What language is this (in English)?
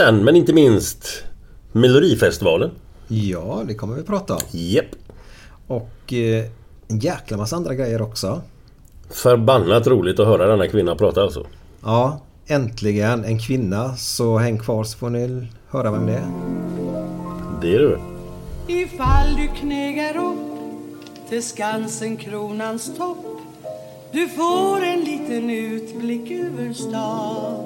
Swedish